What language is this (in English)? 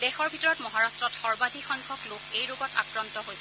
Assamese